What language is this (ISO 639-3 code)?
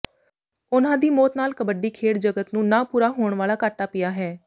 pan